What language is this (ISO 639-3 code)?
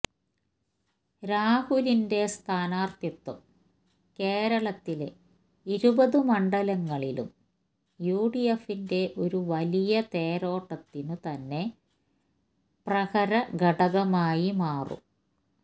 mal